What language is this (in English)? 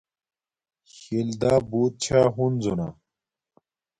Domaaki